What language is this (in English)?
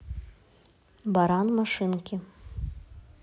Russian